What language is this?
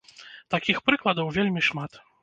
Belarusian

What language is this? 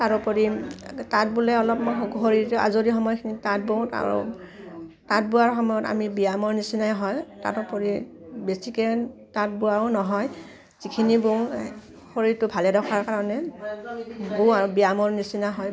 Assamese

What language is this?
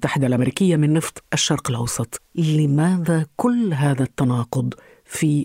Arabic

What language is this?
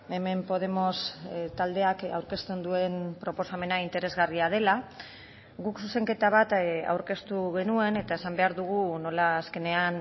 Basque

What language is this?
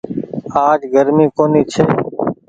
Goaria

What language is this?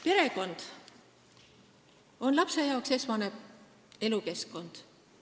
Estonian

